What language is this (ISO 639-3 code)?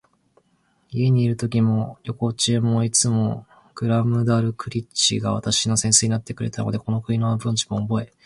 jpn